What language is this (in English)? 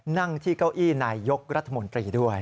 Thai